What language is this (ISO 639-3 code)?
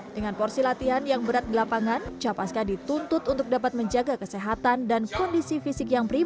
ind